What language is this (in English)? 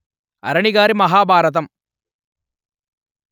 Telugu